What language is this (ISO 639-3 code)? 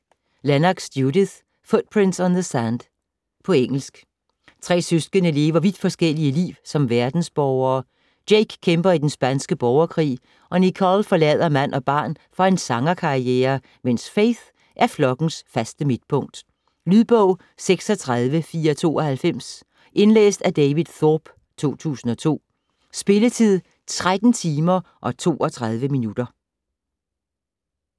dan